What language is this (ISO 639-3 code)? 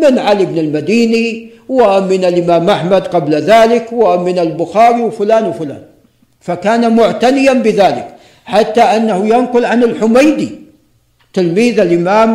ara